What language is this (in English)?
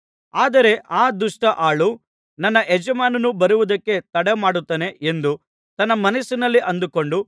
Kannada